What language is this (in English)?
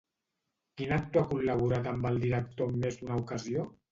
Catalan